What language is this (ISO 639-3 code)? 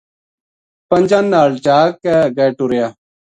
gju